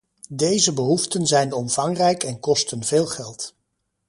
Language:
Dutch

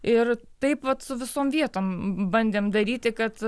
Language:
Lithuanian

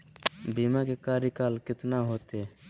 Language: Magahi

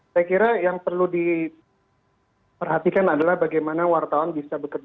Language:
Indonesian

